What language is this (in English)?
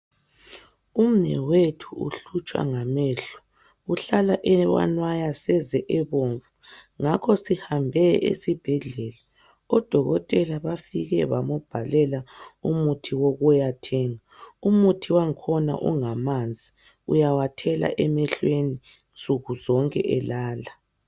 North Ndebele